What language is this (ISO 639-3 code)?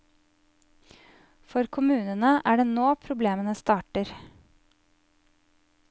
nor